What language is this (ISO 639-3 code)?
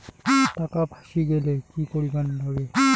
ben